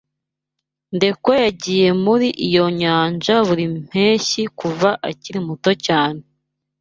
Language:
Kinyarwanda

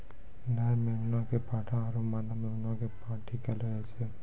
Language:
Maithili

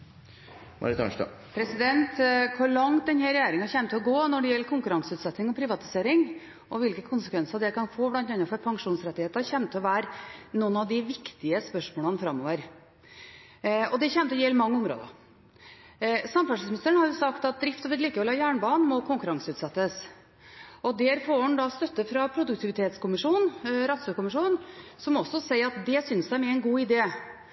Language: Norwegian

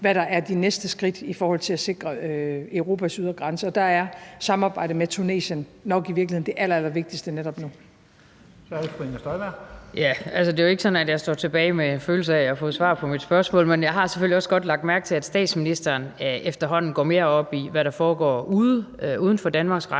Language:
Danish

